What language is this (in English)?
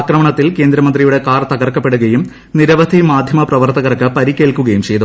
Malayalam